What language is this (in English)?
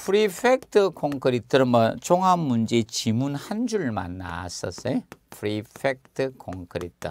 Korean